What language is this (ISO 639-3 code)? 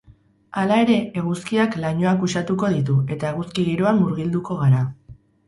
eus